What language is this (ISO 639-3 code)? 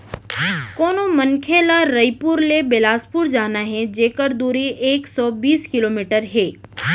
hne